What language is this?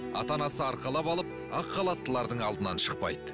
Kazakh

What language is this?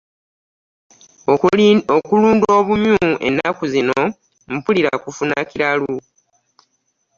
Ganda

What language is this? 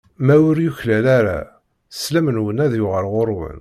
Kabyle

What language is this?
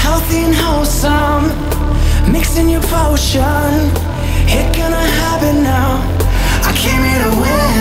English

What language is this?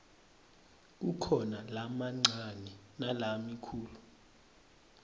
Swati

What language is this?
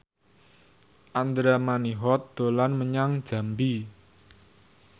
Javanese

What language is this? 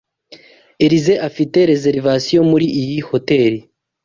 Kinyarwanda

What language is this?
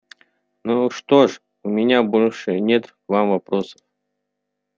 Russian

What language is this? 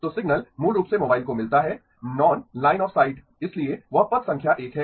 Hindi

